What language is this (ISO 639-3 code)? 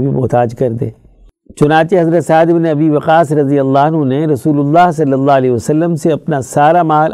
urd